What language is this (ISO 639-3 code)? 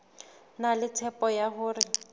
sot